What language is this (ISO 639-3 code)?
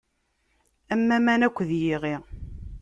kab